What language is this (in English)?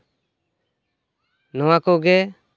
Santali